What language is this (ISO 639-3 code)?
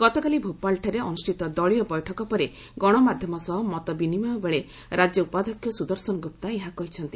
ori